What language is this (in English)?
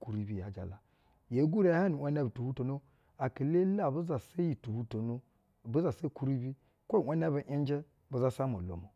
Basa (Nigeria)